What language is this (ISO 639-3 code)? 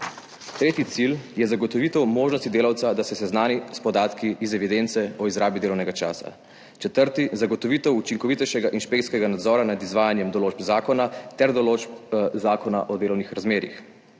slv